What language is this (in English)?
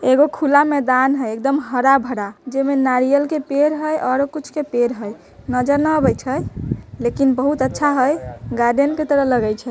Magahi